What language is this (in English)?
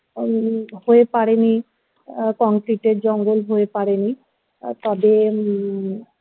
Bangla